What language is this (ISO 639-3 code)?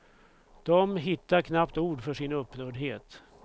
swe